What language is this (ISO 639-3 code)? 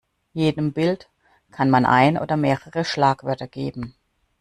deu